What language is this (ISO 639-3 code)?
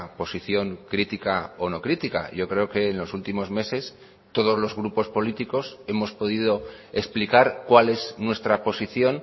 spa